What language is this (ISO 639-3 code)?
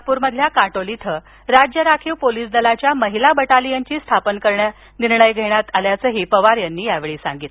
mar